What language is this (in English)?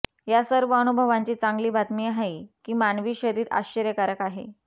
Marathi